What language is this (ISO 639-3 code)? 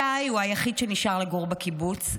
heb